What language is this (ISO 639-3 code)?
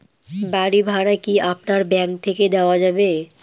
ben